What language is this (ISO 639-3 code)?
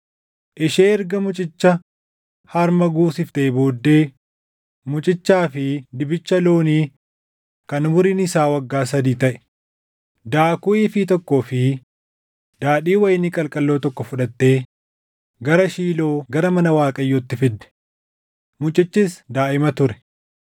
orm